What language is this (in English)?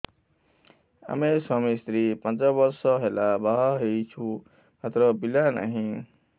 Odia